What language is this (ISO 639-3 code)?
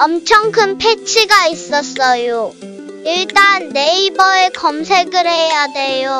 kor